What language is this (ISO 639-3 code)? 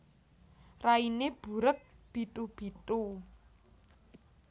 jav